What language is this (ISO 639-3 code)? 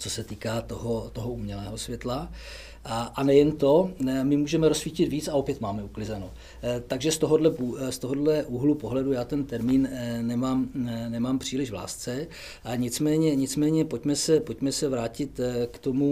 ces